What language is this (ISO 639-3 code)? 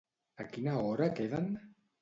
cat